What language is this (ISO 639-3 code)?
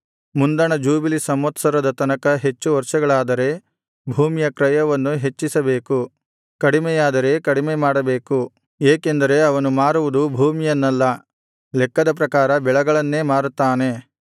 kan